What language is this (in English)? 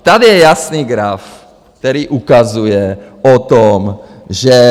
Czech